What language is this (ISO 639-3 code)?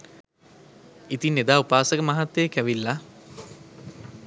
sin